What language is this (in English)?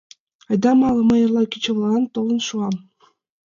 Mari